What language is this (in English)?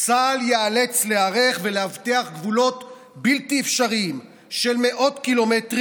Hebrew